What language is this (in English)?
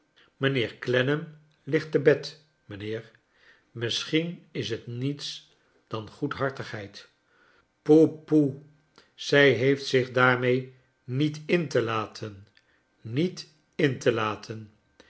Dutch